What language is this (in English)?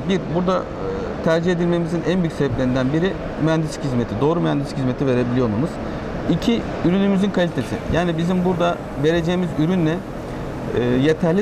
Turkish